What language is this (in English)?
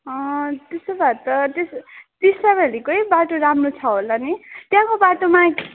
Nepali